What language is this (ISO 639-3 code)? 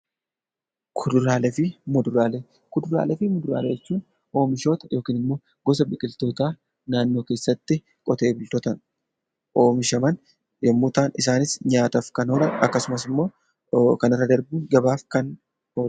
orm